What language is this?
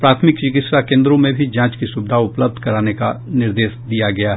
Hindi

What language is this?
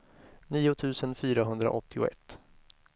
Swedish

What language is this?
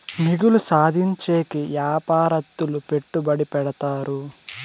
Telugu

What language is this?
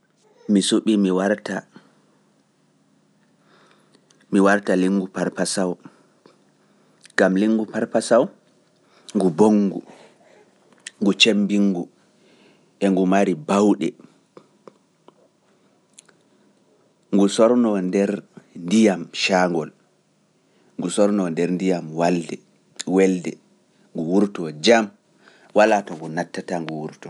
Pular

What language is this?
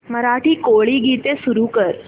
Marathi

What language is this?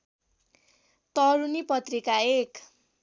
Nepali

